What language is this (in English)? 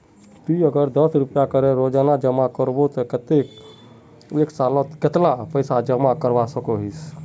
Magahi